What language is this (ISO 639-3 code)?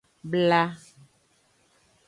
ajg